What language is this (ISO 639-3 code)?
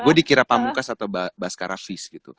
ind